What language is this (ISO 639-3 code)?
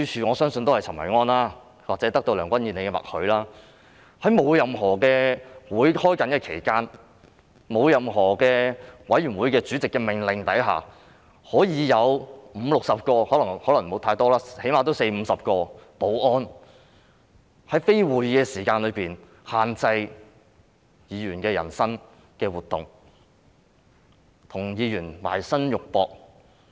yue